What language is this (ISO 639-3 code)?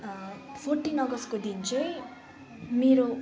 nep